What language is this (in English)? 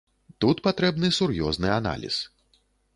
Belarusian